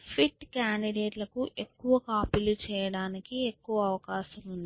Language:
Telugu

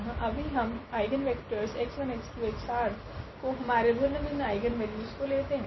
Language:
Hindi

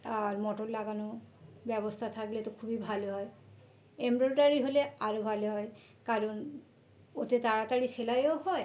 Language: Bangla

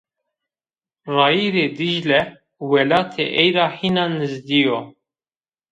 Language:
Zaza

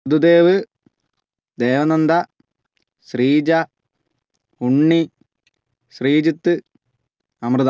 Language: Malayalam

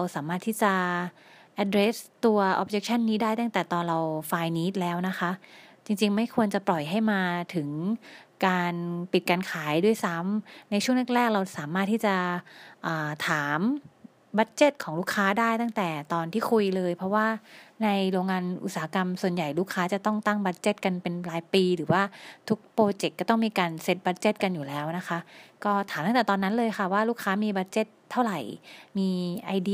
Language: Thai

